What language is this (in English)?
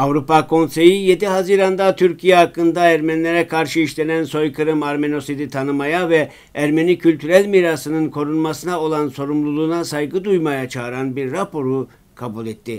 Turkish